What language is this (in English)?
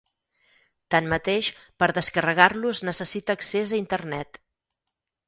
Catalan